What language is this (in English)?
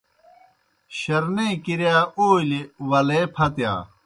Kohistani Shina